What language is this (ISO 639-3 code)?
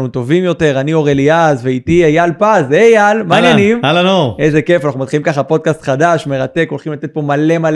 heb